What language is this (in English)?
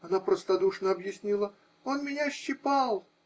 Russian